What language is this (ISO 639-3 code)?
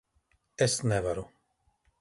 lav